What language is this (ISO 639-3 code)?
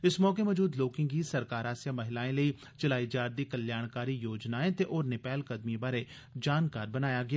doi